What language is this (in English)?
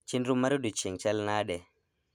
Luo (Kenya and Tanzania)